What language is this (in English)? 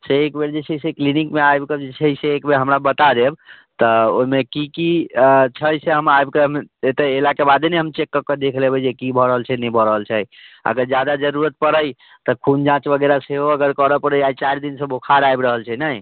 Maithili